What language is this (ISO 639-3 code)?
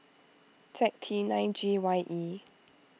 eng